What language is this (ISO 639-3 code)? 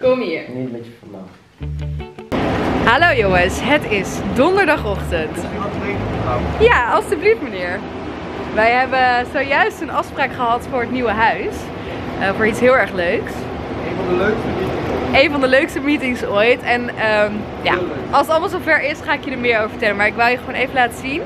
nld